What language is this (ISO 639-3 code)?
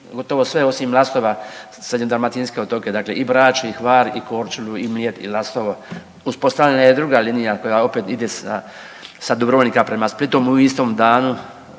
hrv